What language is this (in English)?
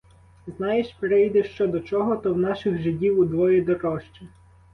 Ukrainian